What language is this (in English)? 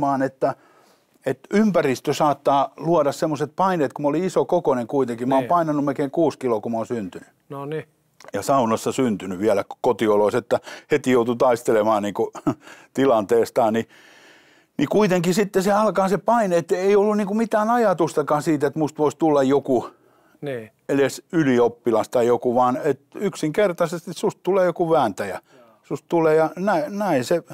Finnish